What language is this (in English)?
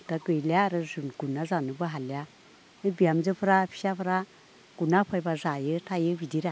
Bodo